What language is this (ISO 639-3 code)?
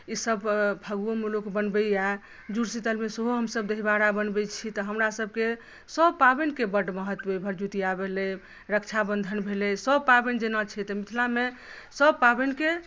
mai